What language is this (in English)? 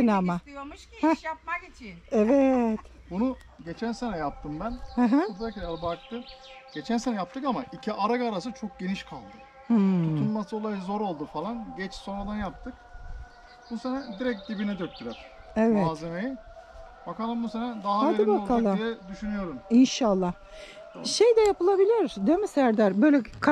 Turkish